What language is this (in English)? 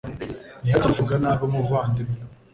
Kinyarwanda